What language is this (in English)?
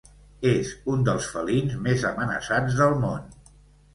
Catalan